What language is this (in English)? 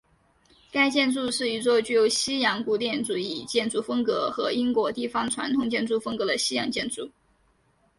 Chinese